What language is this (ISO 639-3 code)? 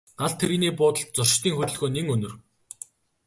mon